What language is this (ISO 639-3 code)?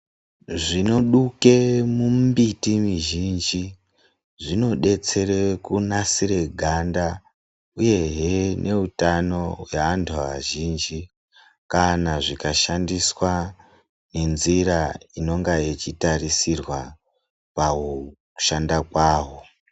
ndc